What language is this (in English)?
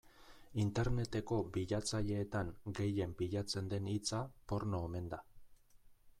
Basque